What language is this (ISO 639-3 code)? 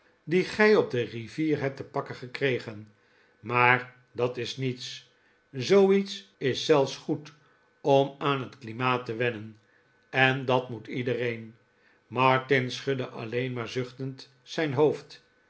nld